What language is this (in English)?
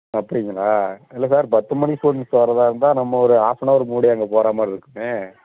Tamil